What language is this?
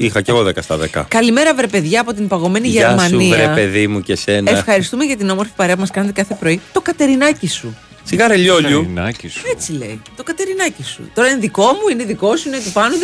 Greek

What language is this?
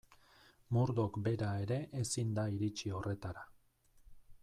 Basque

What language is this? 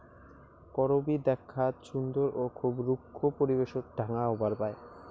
Bangla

